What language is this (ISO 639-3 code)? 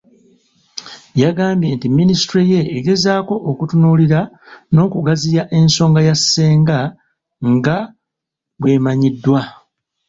lug